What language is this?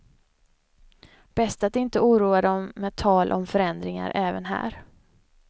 Swedish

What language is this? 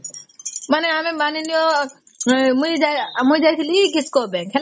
Odia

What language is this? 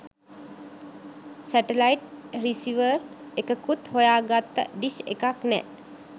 Sinhala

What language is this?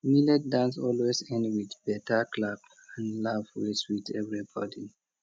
Nigerian Pidgin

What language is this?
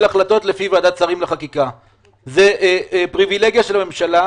Hebrew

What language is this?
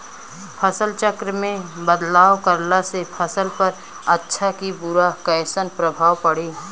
Bhojpuri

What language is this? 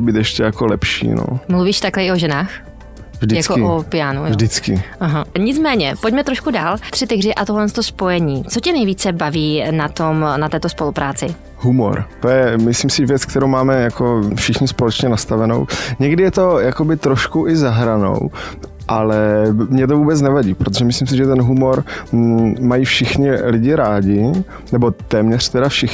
Czech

